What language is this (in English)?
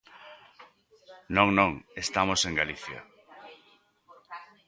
Galician